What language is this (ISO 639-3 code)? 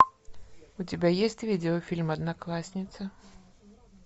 rus